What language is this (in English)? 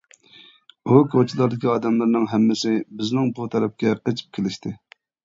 Uyghur